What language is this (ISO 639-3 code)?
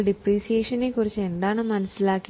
mal